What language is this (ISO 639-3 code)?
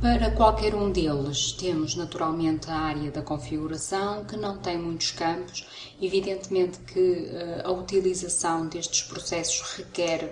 por